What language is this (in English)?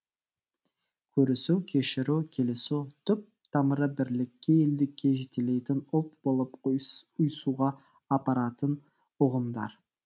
Kazakh